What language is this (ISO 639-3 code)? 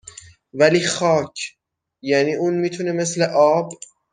fas